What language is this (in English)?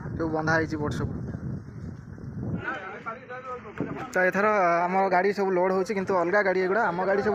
Bangla